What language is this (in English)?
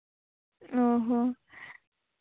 Santali